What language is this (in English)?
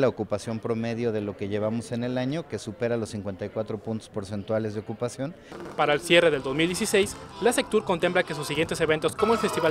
Spanish